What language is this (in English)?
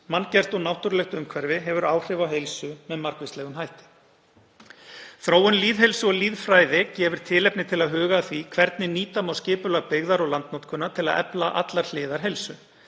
Icelandic